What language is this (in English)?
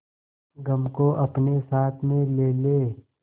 Hindi